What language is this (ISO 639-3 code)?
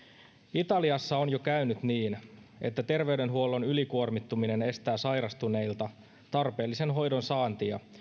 fin